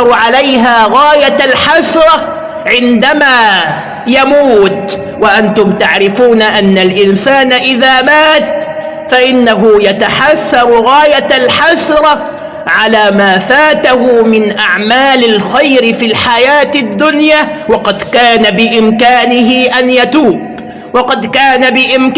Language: Arabic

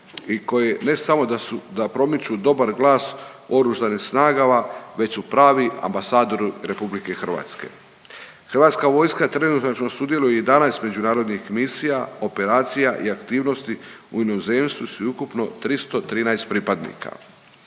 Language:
Croatian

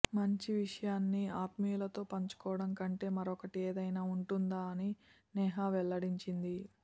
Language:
Telugu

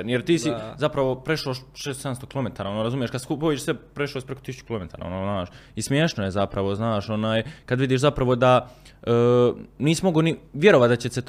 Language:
Croatian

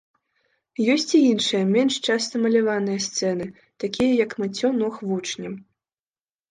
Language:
Belarusian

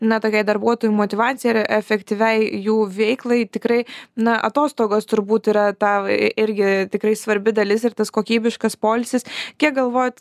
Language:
Lithuanian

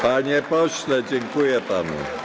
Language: Polish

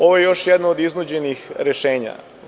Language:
Serbian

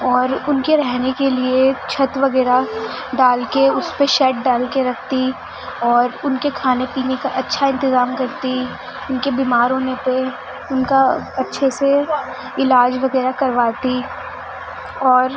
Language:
Urdu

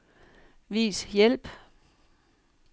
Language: Danish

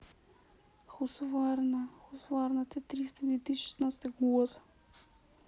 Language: Russian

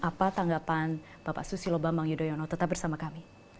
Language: Indonesian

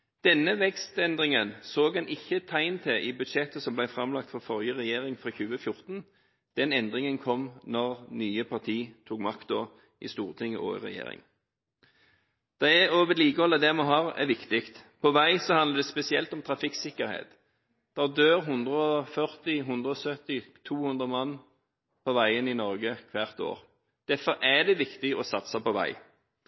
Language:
Norwegian Bokmål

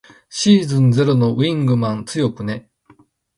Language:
Japanese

